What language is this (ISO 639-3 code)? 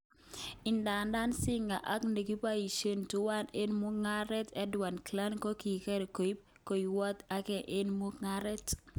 kln